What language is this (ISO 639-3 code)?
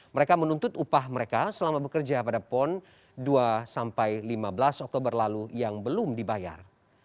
ind